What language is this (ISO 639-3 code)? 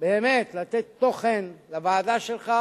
heb